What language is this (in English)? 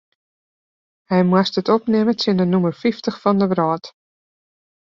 Western Frisian